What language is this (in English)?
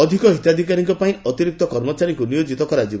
Odia